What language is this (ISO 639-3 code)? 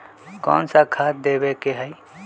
mag